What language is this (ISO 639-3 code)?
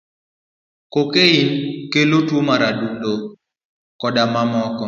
luo